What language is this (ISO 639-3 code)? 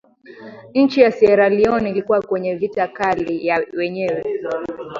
swa